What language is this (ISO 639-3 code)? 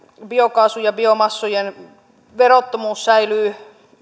fin